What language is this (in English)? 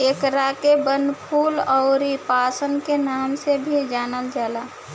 Bhojpuri